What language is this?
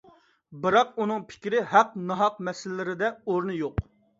Uyghur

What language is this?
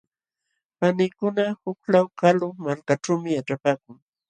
Jauja Wanca Quechua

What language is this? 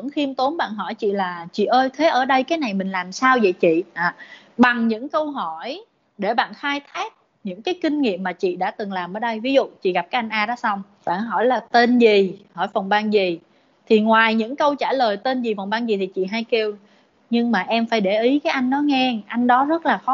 Vietnamese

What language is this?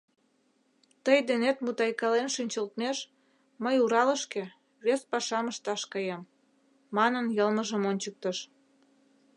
Mari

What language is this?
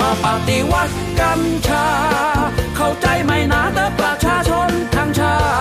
Thai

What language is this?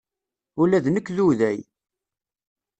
Kabyle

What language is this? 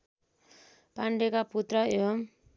Nepali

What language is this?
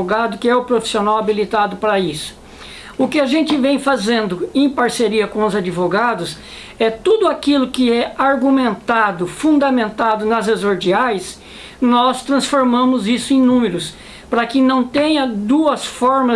Portuguese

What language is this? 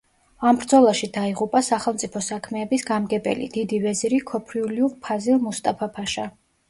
Georgian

